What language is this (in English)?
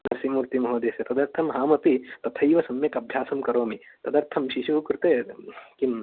Sanskrit